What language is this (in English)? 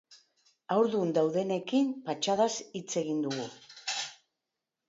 Basque